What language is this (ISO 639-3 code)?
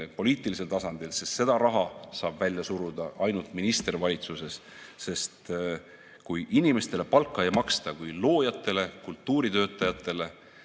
est